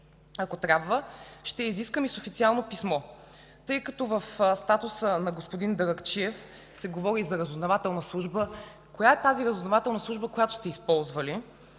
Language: Bulgarian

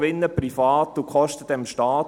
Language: Swiss German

